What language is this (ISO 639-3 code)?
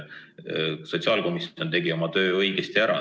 est